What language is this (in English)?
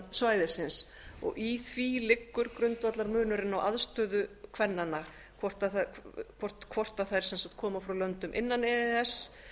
Icelandic